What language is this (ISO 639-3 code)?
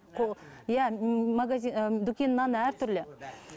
kaz